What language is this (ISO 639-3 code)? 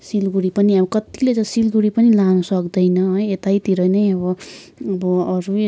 nep